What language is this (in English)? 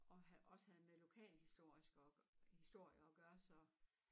Danish